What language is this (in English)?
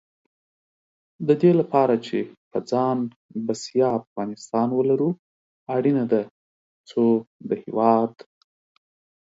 Pashto